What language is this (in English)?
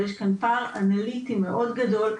Hebrew